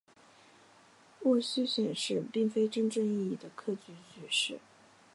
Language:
Chinese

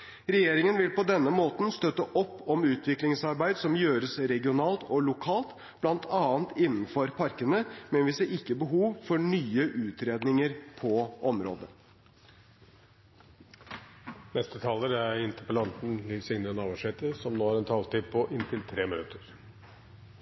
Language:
Norwegian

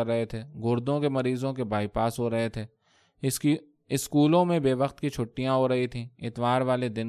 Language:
Urdu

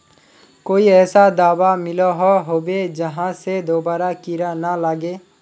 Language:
Magahi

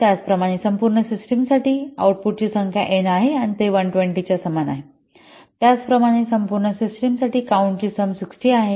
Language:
Marathi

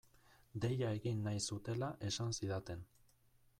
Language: Basque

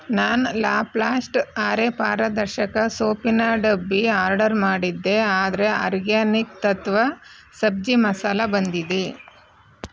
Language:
Kannada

